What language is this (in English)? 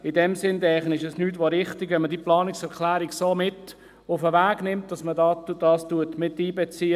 Swiss German